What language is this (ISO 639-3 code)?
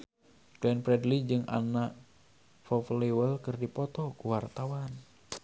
sun